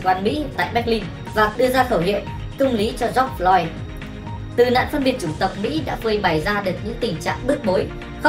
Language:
Vietnamese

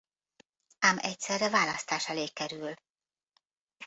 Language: Hungarian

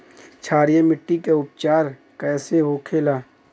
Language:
Bhojpuri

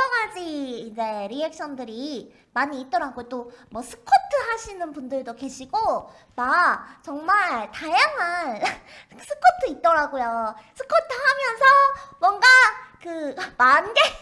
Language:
Korean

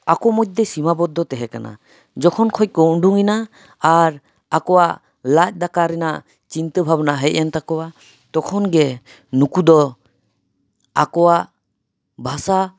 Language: Santali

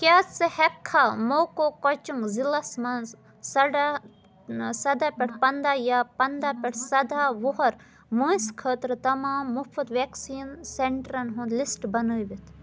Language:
Kashmiri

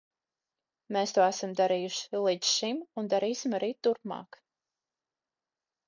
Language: Latvian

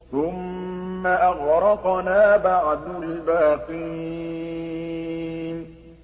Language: Arabic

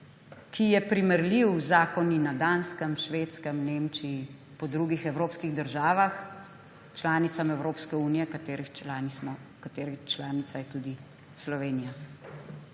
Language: Slovenian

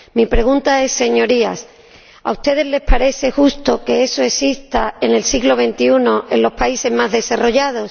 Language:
Spanish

